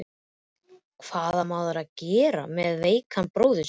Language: Icelandic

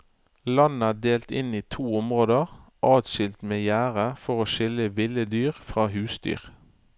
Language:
Norwegian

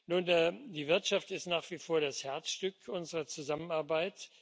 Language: German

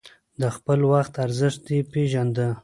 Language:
Pashto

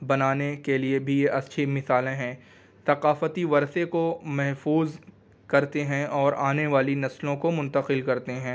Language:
Urdu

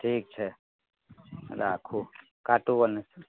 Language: Maithili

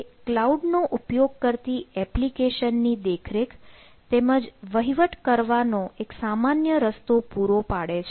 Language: Gujarati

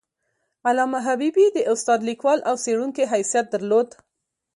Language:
Pashto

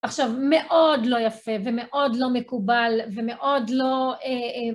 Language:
Hebrew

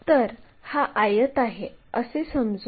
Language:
Marathi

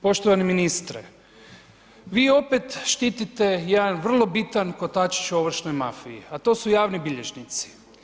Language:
Croatian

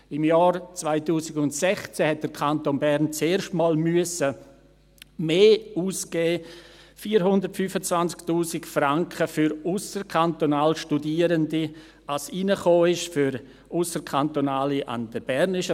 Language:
Swiss German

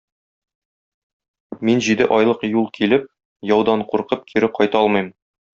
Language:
Tatar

